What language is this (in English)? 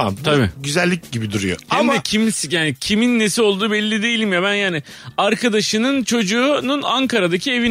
Turkish